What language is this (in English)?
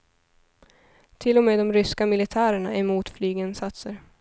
Swedish